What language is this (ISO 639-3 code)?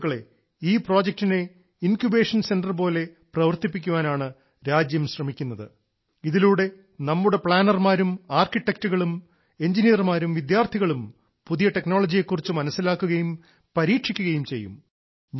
mal